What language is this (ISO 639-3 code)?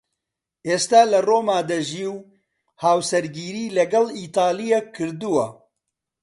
ckb